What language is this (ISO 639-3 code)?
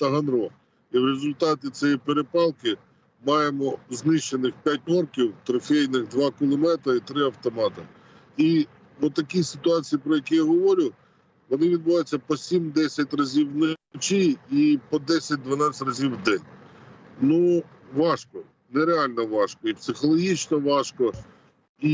ukr